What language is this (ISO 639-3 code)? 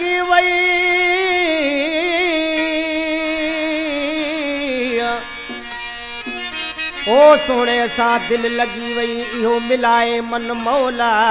hin